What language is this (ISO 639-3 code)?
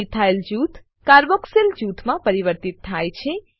guj